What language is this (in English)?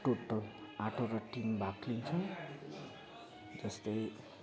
Nepali